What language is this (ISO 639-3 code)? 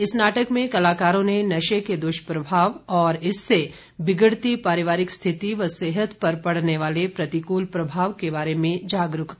hin